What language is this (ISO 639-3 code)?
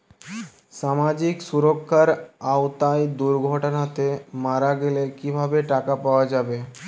ben